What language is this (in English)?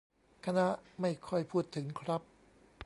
Thai